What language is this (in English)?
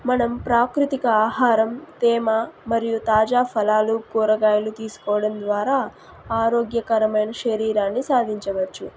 Telugu